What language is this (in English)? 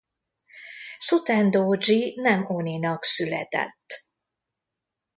Hungarian